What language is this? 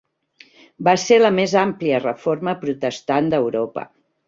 Catalan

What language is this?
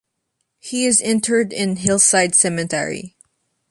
English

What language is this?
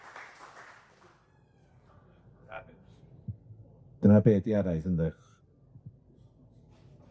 Welsh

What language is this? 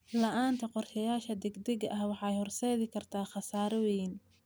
Somali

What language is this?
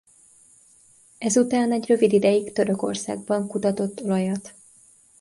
Hungarian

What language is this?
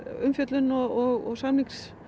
Icelandic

